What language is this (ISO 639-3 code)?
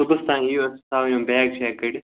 kas